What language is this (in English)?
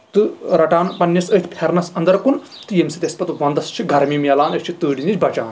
Kashmiri